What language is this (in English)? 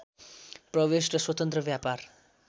Nepali